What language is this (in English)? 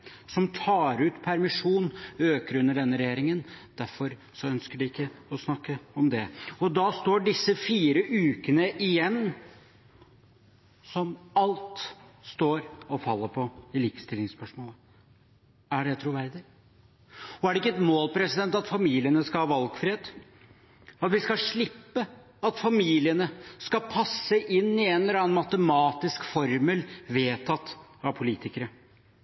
Norwegian Bokmål